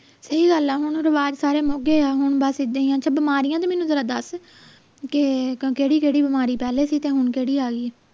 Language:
Punjabi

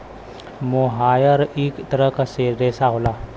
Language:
Bhojpuri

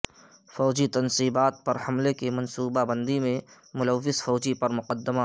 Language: Urdu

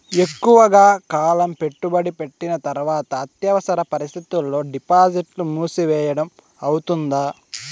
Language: Telugu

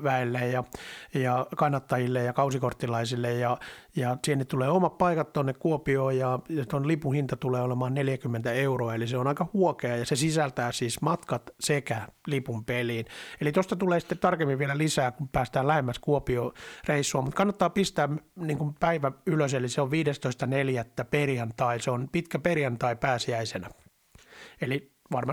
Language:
Finnish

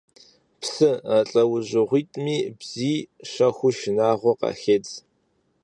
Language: Kabardian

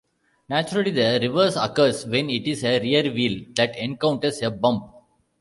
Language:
English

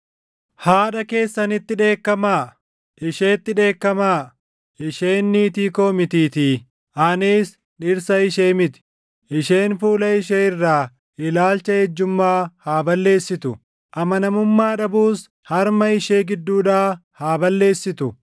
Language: Oromo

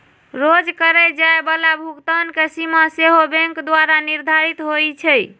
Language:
Magahi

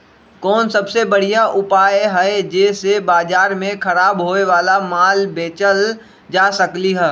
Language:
Magahi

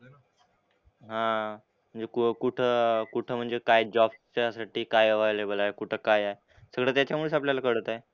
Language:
Marathi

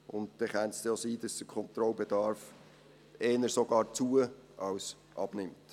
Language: Swiss German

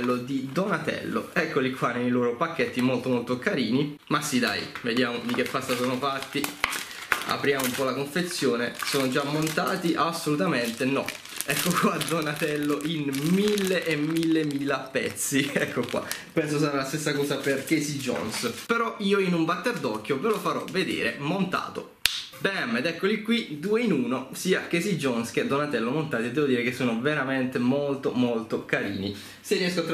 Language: Italian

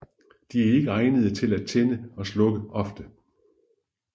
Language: Danish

